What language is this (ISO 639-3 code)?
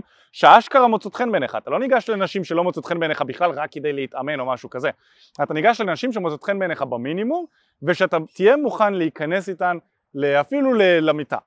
heb